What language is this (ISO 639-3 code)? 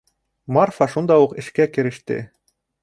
bak